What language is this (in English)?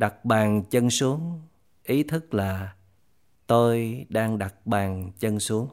Vietnamese